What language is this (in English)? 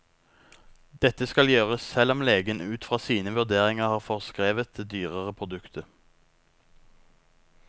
Norwegian